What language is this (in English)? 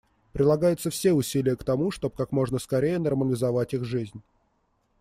Russian